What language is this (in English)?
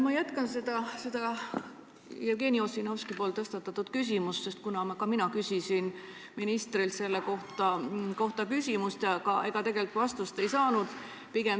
Estonian